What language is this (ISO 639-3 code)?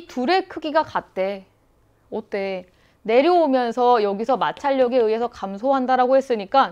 kor